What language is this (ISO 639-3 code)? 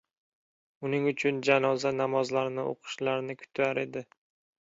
uzb